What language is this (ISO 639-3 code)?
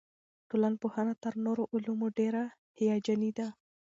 pus